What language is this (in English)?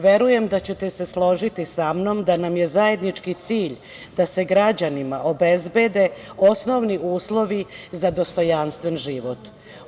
Serbian